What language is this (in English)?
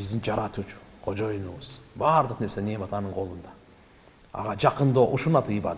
Turkish